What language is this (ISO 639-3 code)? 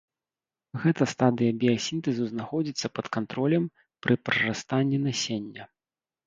bel